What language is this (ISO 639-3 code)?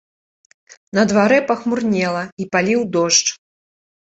bel